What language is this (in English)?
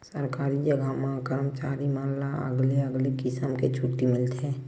Chhattisgarhi